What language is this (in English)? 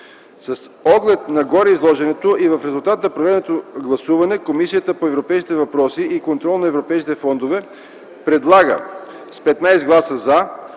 Bulgarian